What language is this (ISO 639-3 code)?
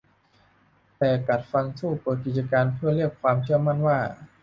tha